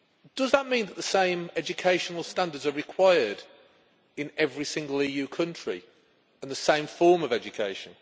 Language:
English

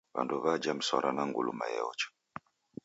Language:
Taita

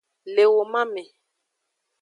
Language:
Aja (Benin)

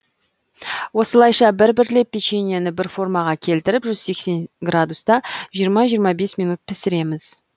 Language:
Kazakh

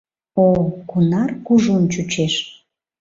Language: Mari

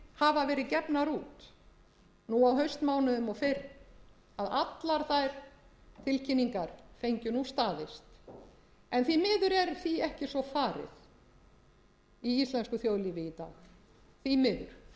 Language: Icelandic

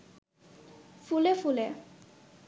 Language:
Bangla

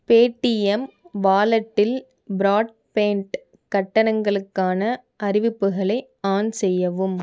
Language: Tamil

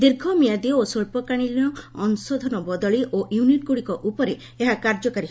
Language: Odia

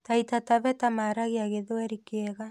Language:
Kikuyu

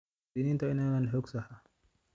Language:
Somali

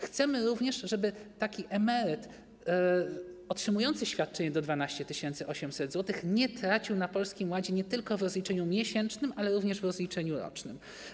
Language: Polish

